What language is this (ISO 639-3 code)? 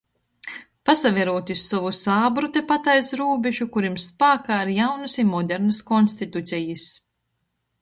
ltg